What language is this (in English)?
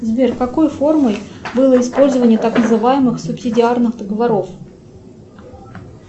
Russian